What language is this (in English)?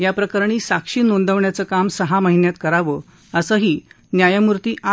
Marathi